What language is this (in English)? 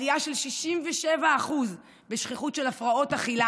Hebrew